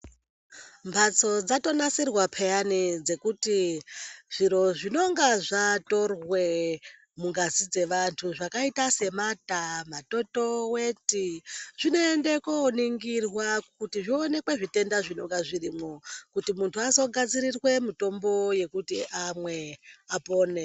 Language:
Ndau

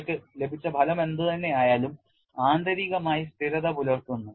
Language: Malayalam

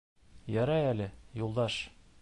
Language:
Bashkir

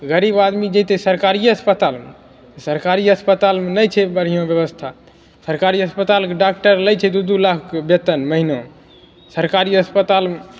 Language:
Maithili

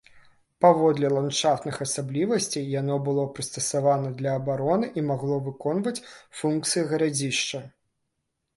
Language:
Belarusian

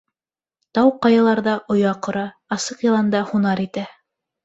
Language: Bashkir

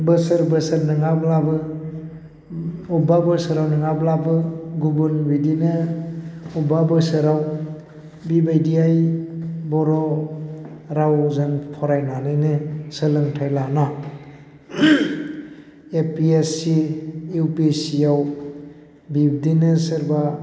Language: Bodo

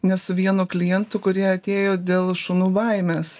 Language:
Lithuanian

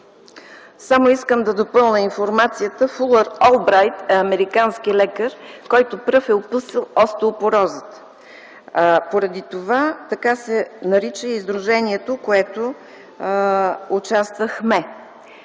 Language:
Bulgarian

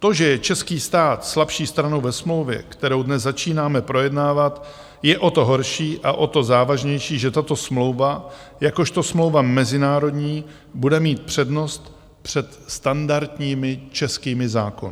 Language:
Czech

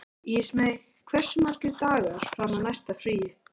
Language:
Icelandic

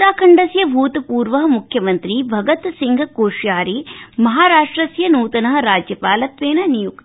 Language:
Sanskrit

